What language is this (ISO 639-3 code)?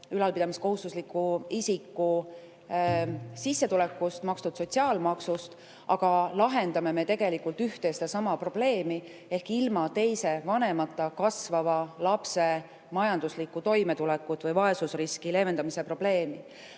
est